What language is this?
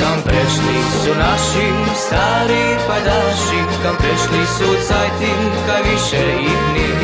Romanian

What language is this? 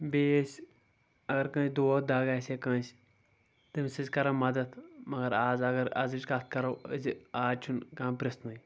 Kashmiri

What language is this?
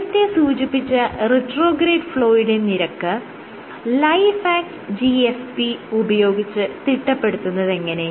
Malayalam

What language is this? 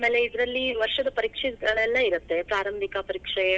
Kannada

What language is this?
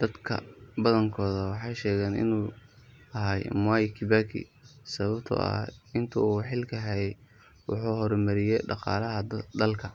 Somali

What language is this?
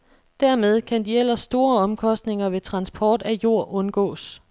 Danish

